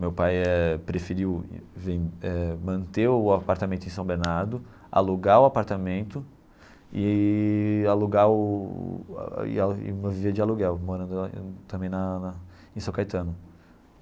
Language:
Portuguese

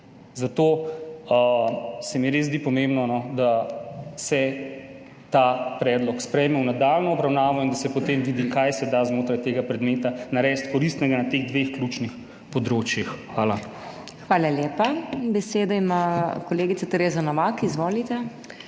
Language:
Slovenian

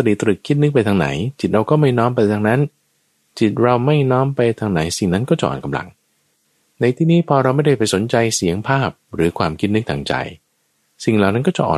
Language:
Thai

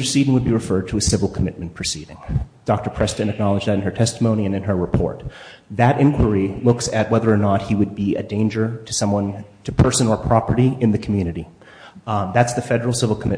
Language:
English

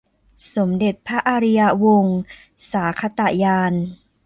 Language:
Thai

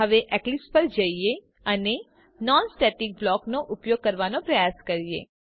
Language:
Gujarati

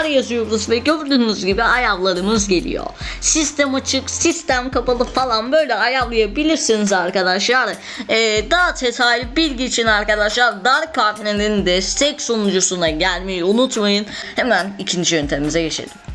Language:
Turkish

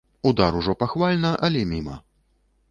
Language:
Belarusian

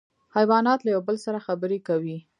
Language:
Pashto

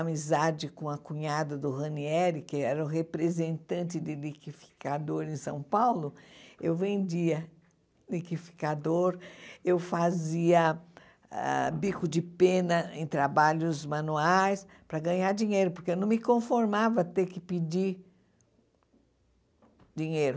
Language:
Portuguese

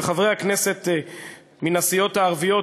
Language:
Hebrew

